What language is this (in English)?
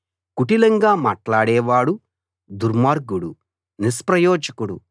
Telugu